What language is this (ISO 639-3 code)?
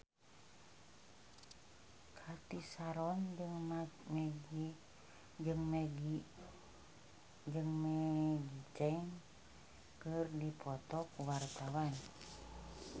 sun